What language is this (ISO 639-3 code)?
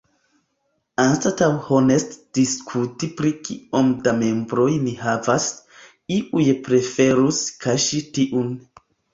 epo